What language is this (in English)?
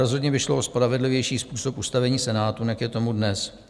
Czech